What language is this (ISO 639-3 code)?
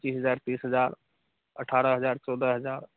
mai